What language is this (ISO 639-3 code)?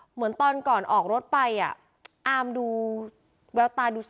tha